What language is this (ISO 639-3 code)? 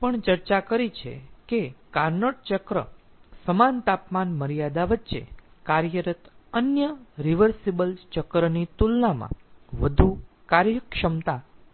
guj